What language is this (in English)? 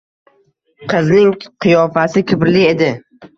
Uzbek